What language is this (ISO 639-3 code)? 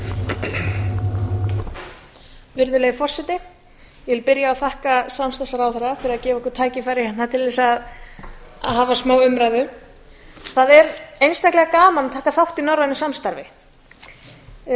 isl